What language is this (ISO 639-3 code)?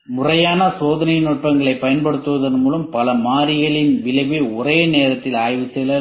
tam